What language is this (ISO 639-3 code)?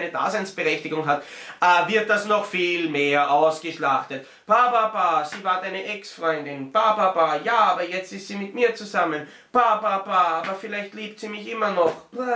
deu